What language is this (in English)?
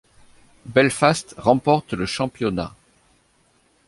French